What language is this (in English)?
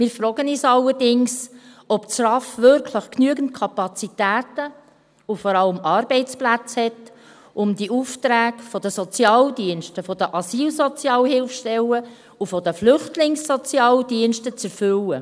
Swiss German